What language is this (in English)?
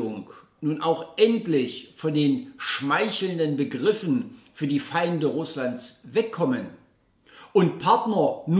German